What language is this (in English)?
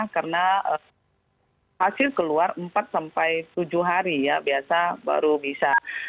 Indonesian